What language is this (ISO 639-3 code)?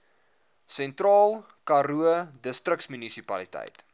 afr